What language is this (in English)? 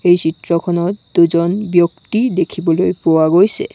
Assamese